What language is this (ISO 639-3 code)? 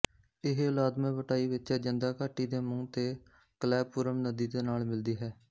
pan